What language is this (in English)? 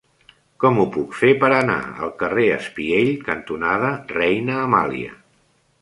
Catalan